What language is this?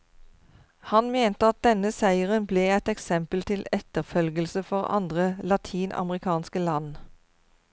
Norwegian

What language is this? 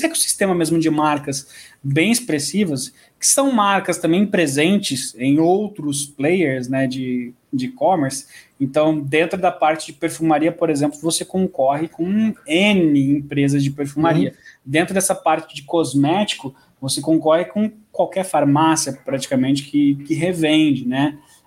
Portuguese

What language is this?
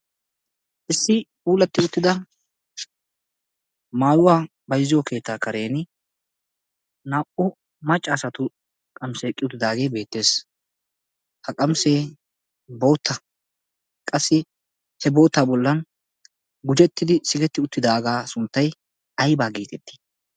Wolaytta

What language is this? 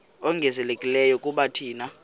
Xhosa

